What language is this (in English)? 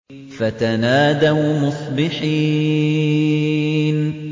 Arabic